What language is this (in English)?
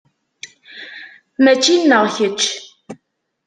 Kabyle